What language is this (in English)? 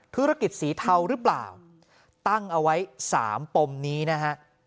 Thai